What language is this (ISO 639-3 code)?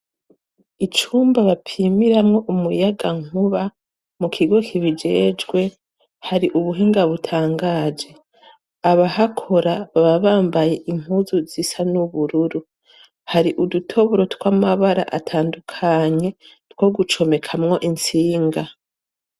run